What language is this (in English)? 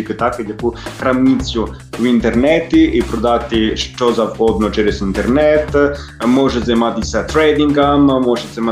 Ukrainian